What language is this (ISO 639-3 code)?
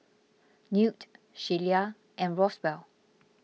eng